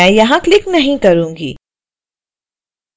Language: Hindi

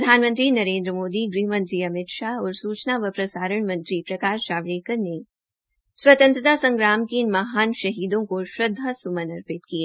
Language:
Hindi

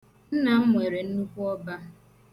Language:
Igbo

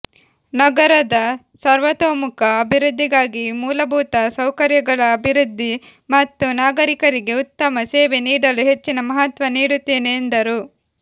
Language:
Kannada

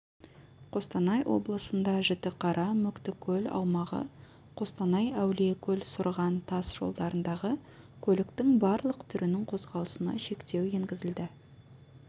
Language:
Kazakh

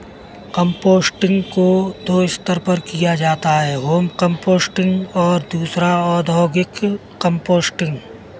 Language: Hindi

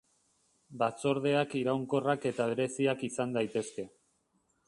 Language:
Basque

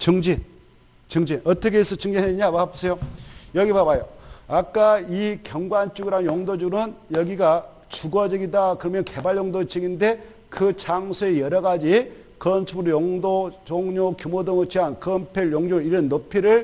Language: Korean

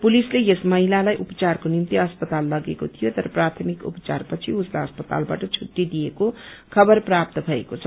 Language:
Nepali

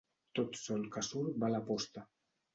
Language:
Catalan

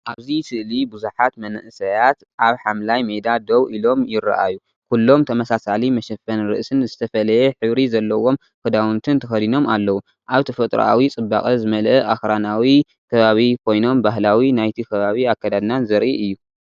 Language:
Tigrinya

